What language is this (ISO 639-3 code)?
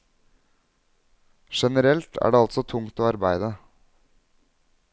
nor